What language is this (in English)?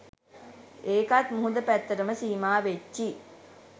Sinhala